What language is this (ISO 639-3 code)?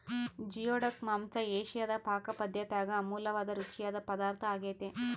kan